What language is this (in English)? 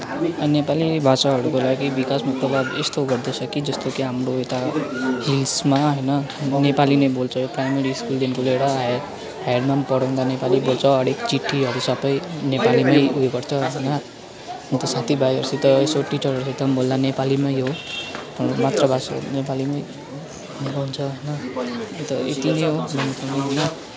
Nepali